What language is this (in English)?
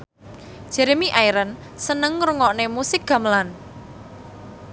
Javanese